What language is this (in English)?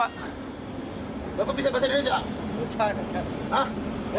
Indonesian